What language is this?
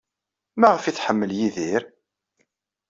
Kabyle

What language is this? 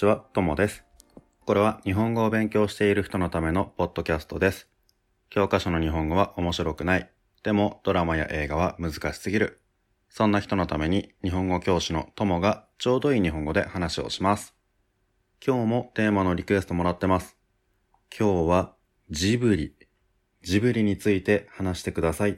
Japanese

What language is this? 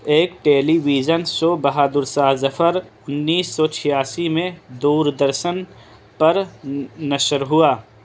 Urdu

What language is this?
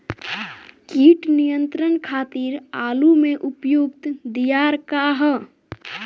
Bhojpuri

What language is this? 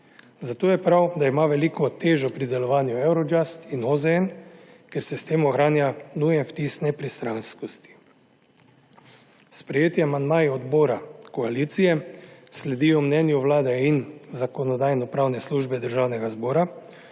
Slovenian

